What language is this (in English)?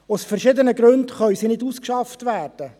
Swiss German